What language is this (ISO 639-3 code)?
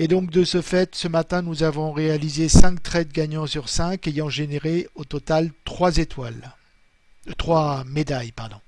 fra